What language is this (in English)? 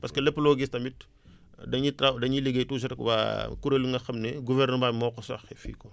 Wolof